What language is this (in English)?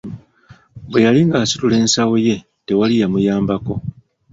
Ganda